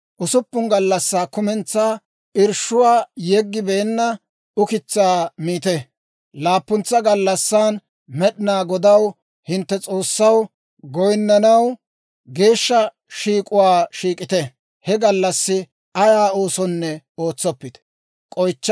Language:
Dawro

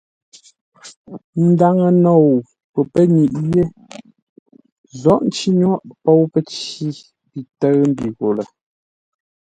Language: Ngombale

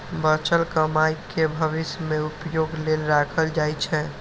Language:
Maithili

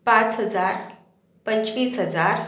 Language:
Marathi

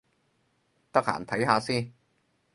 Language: Cantonese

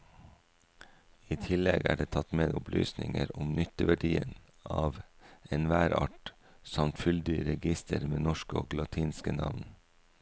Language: Norwegian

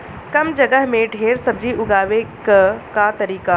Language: Bhojpuri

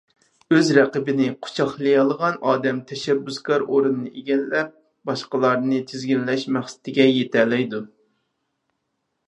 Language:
Uyghur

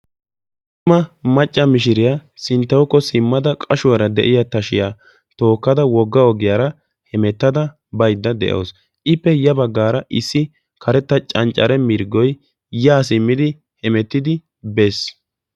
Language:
Wolaytta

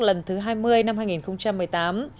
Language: Vietnamese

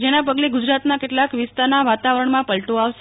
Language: Gujarati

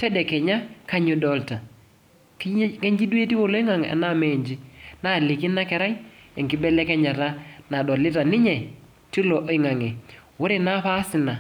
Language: Masai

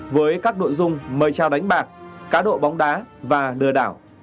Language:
Vietnamese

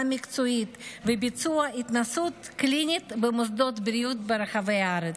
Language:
Hebrew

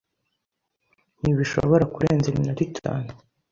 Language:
Kinyarwanda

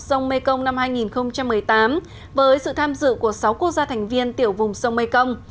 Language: Vietnamese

